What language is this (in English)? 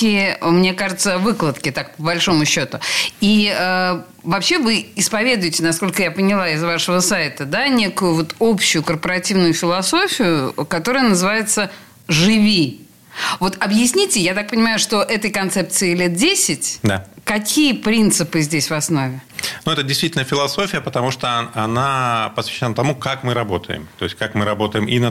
Russian